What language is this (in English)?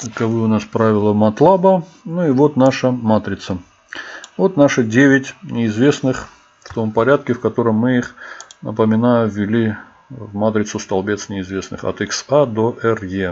Russian